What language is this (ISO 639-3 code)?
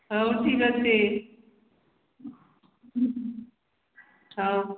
ori